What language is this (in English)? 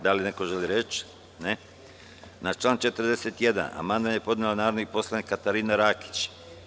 Serbian